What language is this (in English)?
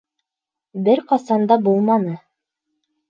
Bashkir